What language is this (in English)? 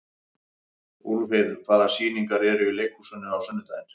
Icelandic